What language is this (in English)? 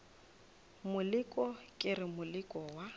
Northern Sotho